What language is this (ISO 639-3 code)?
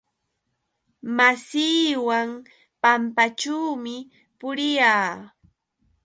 qux